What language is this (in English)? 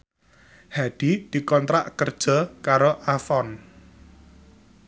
Javanese